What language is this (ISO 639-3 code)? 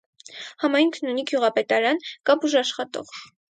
hye